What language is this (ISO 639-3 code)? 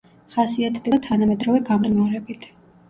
kat